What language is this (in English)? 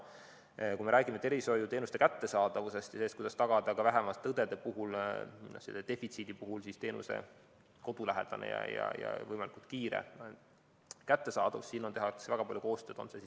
Estonian